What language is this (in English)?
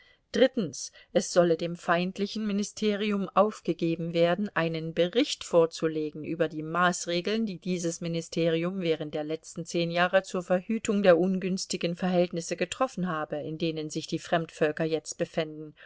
German